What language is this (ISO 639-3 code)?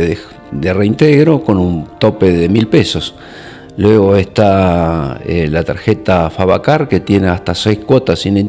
spa